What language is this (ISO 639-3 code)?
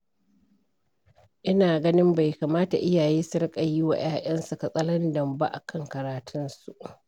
hau